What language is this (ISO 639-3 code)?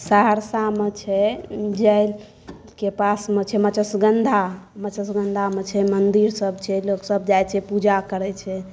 mai